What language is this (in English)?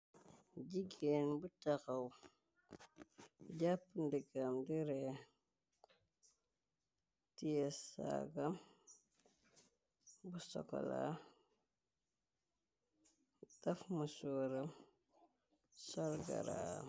Wolof